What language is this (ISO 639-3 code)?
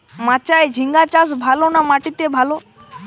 ben